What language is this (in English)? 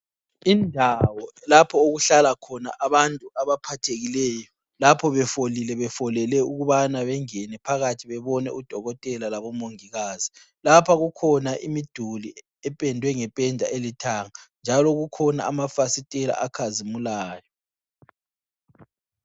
North Ndebele